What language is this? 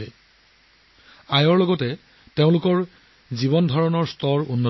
Assamese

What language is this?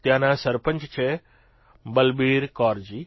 Gujarati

